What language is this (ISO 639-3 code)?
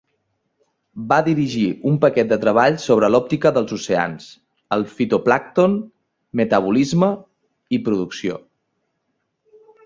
cat